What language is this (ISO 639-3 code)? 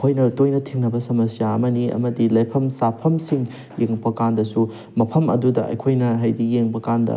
mni